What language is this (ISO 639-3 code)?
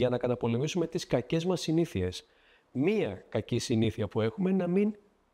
ell